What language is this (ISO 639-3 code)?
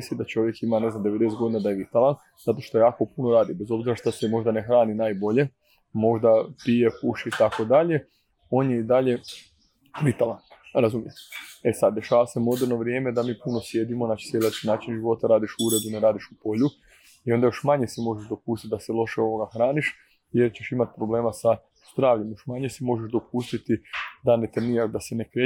hrv